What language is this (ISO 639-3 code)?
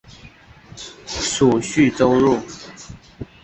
zho